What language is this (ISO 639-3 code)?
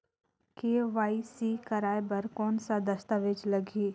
hne